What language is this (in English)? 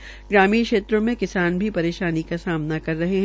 Hindi